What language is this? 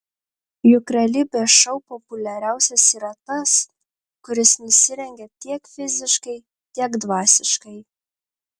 Lithuanian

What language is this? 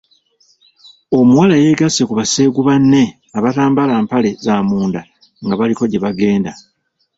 Ganda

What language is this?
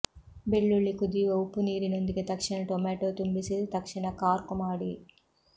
Kannada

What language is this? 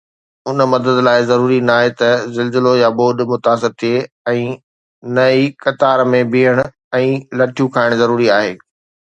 Sindhi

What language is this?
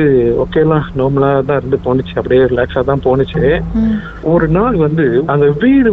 Tamil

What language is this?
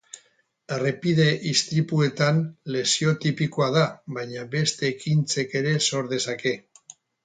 Basque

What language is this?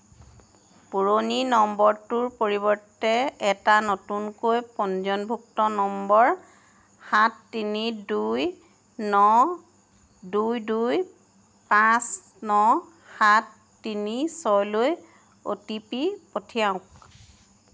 Assamese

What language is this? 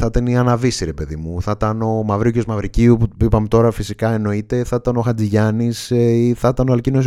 Greek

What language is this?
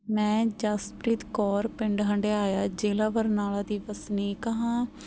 Punjabi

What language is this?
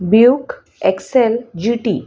Konkani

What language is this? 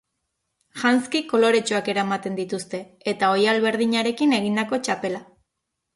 Basque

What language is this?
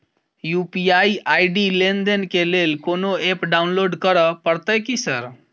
Maithili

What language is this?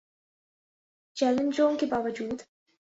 Urdu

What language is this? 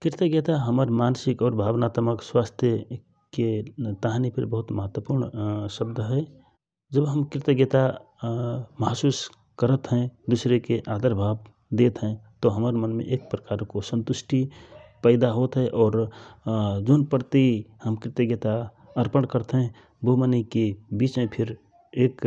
Rana Tharu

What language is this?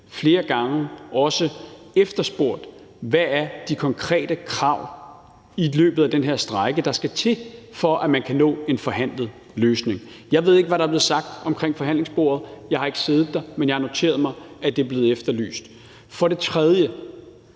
Danish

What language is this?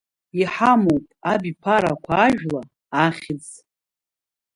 Abkhazian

